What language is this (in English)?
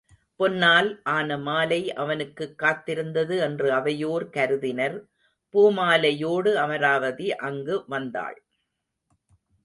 Tamil